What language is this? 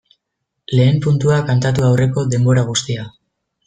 Basque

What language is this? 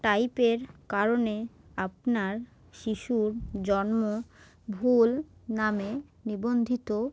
Bangla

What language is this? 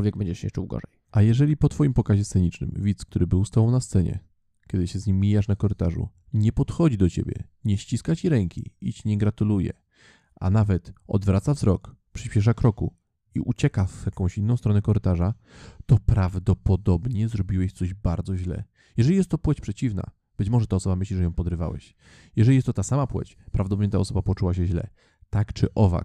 Polish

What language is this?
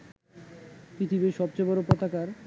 Bangla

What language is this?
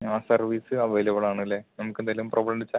Malayalam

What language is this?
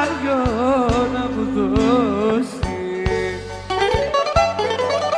Greek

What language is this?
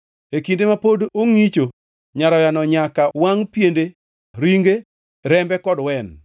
Luo (Kenya and Tanzania)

